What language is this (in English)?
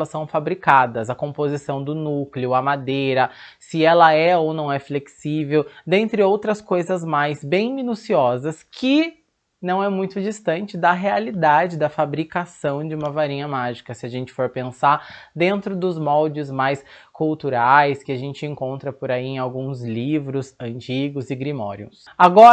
Portuguese